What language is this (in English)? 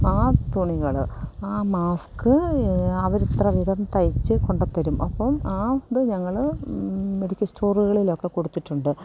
Malayalam